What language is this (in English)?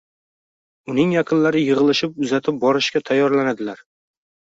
Uzbek